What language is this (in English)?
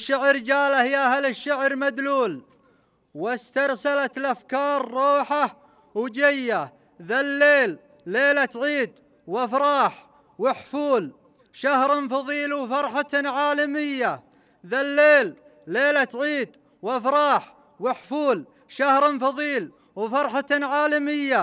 Arabic